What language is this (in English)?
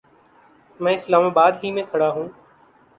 Urdu